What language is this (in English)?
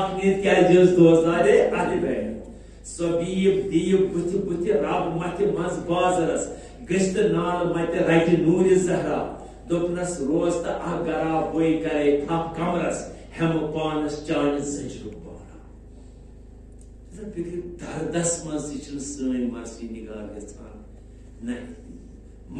Romanian